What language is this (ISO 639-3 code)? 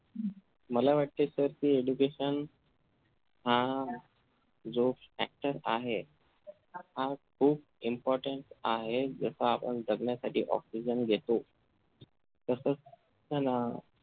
mar